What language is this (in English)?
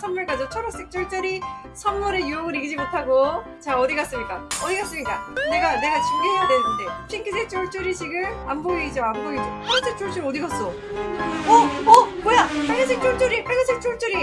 Korean